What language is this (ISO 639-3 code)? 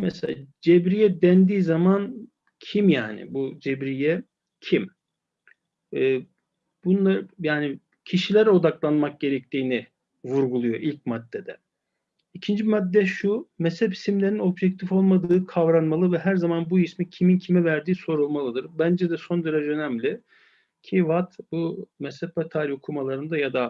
tur